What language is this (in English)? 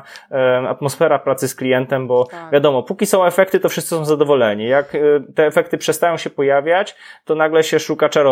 Polish